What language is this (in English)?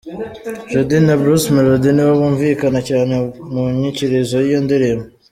Kinyarwanda